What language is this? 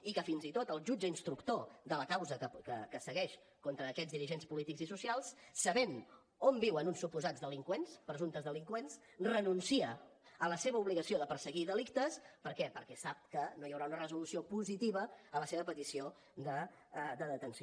Catalan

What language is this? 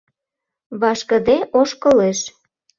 Mari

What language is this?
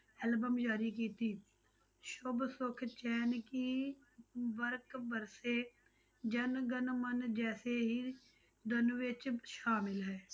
Punjabi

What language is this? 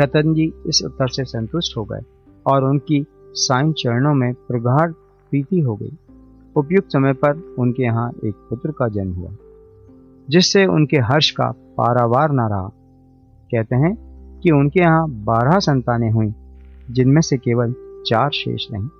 Hindi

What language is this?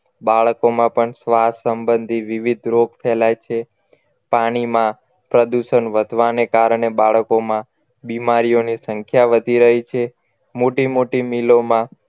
Gujarati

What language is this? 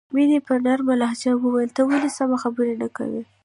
Pashto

